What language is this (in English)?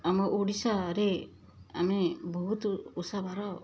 Odia